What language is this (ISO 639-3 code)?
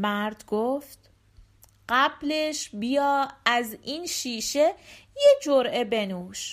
fas